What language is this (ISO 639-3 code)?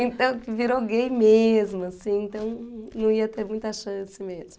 por